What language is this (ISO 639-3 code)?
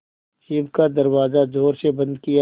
hin